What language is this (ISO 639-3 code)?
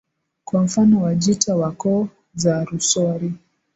swa